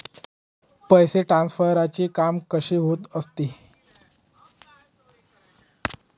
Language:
Marathi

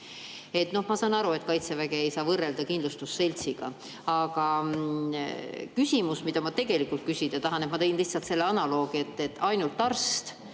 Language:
Estonian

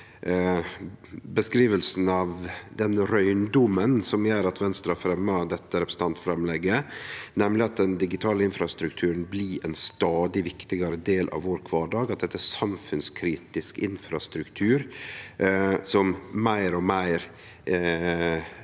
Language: Norwegian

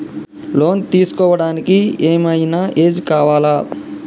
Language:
Telugu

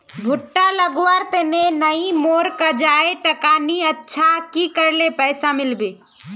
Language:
Magahi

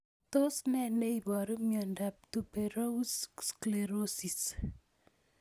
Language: Kalenjin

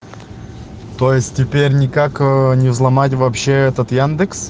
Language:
Russian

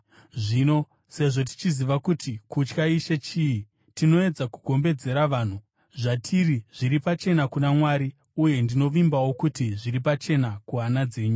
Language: Shona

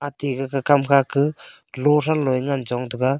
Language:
Wancho Naga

